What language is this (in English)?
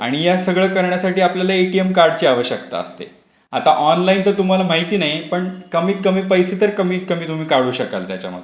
Marathi